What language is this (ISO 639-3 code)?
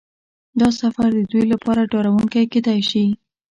pus